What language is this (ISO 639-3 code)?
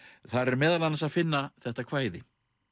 isl